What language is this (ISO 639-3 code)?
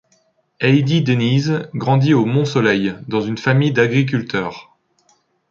fra